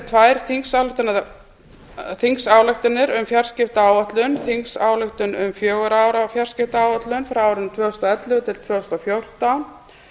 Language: Icelandic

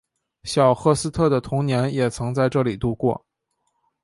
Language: Chinese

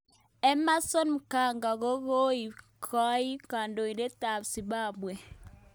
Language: Kalenjin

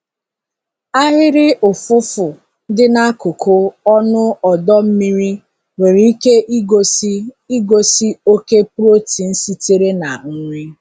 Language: Igbo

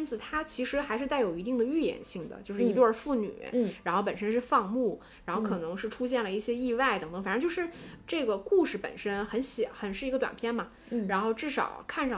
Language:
Chinese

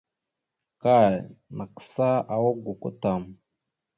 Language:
Mada (Cameroon)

